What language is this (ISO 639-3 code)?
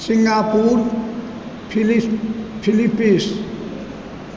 mai